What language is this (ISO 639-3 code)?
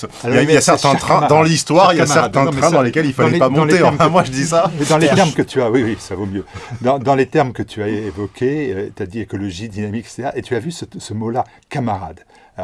fra